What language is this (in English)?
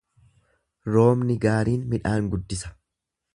Oromo